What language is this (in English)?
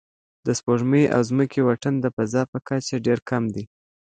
Pashto